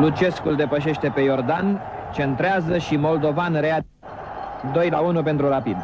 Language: Romanian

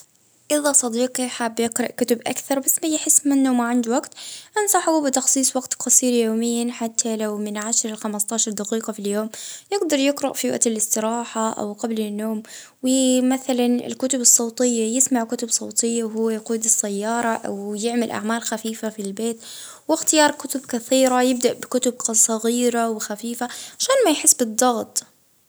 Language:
Libyan Arabic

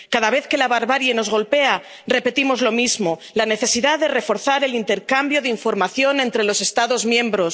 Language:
Spanish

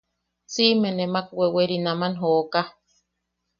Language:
Yaqui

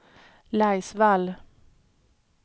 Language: Swedish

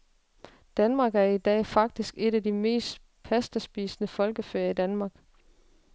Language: Danish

